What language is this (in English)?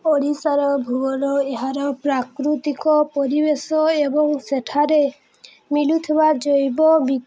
Odia